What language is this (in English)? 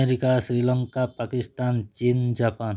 Odia